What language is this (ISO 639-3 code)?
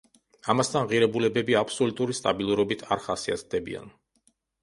kat